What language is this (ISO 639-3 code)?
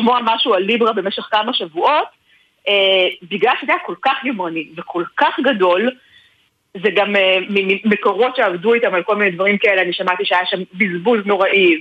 heb